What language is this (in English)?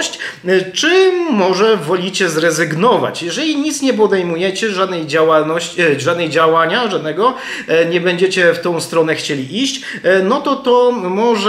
Polish